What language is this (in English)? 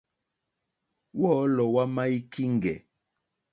Mokpwe